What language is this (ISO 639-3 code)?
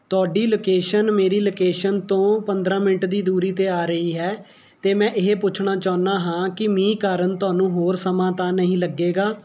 pan